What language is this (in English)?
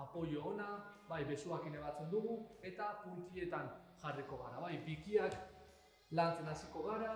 Spanish